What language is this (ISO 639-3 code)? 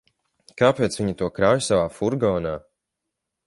lav